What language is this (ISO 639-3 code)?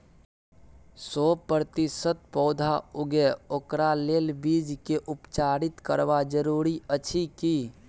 mai